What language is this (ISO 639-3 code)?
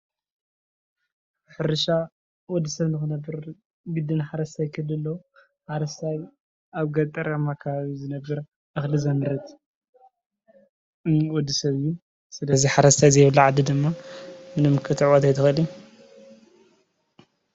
tir